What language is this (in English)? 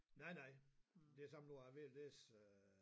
Danish